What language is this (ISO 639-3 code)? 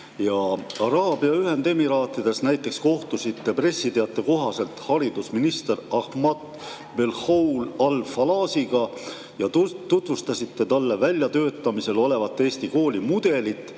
est